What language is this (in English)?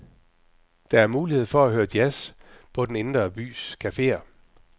Danish